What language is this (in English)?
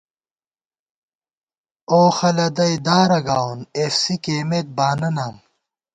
Gawar-Bati